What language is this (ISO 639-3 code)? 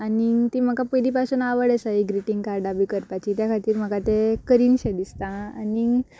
kok